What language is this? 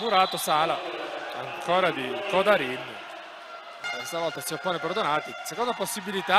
Italian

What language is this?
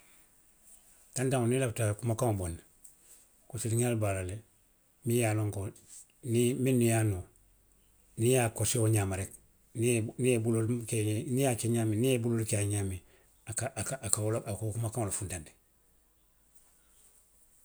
Western Maninkakan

